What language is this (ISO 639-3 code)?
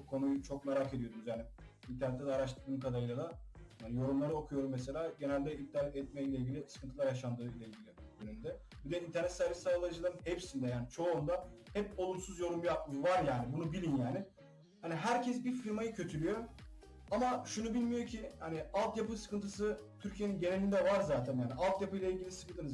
tur